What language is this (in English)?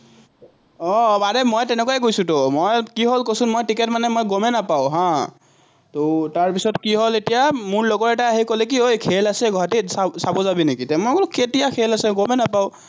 Assamese